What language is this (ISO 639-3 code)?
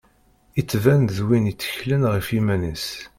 kab